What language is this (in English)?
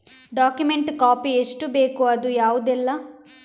Kannada